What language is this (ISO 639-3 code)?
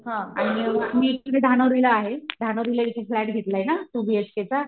mar